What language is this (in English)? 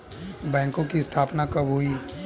Hindi